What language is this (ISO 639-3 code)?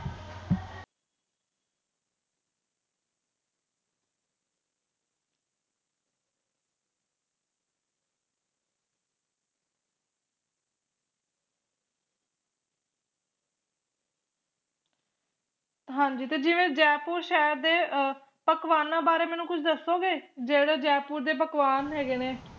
pan